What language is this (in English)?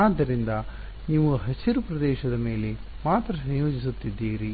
Kannada